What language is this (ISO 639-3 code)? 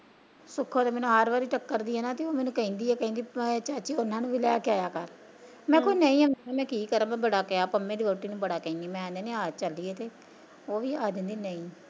pan